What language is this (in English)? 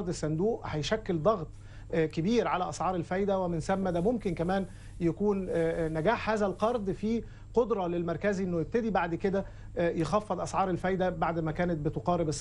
Arabic